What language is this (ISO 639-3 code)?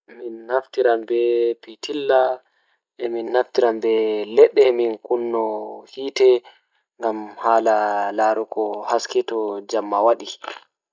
ful